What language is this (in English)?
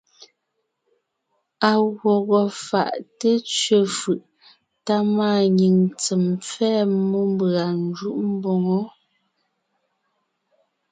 Ngiemboon